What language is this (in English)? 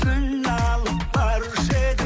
Kazakh